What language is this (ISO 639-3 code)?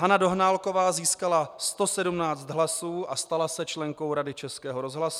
ces